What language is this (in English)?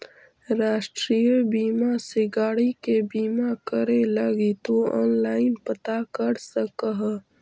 Magahi